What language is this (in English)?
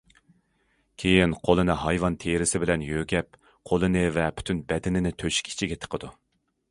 Uyghur